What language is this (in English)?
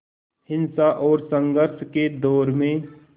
Hindi